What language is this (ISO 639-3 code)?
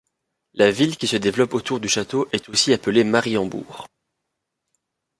fra